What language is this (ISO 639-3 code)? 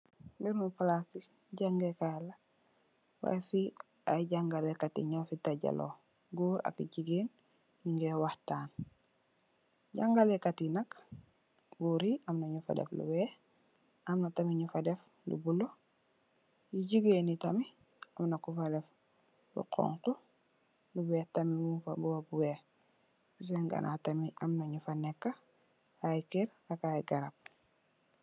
wol